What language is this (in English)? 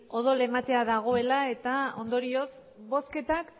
Basque